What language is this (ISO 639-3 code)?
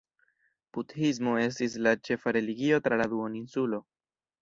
epo